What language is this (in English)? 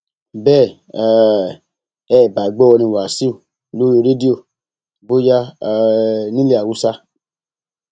Yoruba